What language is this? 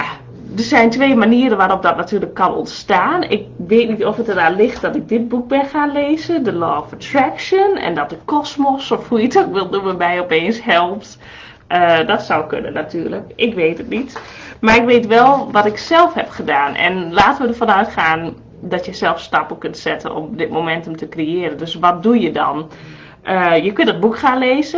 Dutch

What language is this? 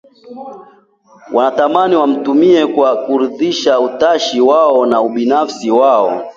Swahili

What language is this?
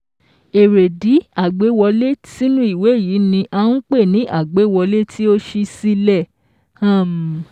Yoruba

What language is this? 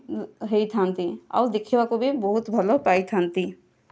Odia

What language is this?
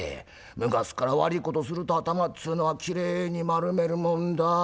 Japanese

